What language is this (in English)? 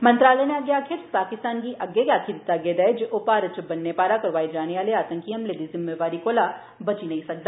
Dogri